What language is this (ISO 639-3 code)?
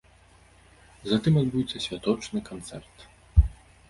bel